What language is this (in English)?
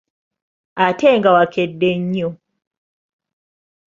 Ganda